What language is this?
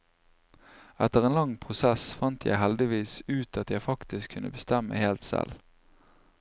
Norwegian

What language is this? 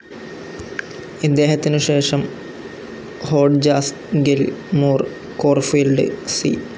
Malayalam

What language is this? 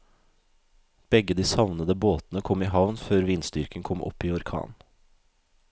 Norwegian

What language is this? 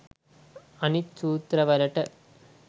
Sinhala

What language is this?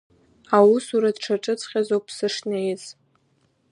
Abkhazian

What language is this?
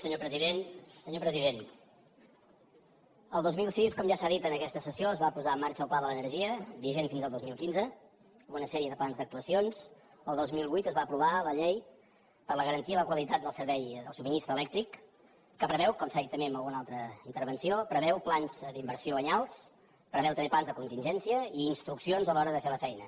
Catalan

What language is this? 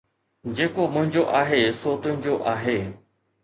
Sindhi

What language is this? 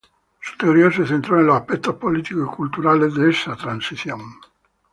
Spanish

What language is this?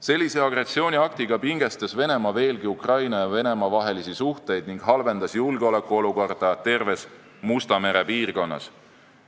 Estonian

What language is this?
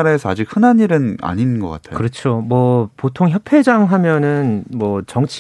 Korean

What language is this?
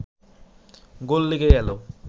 Bangla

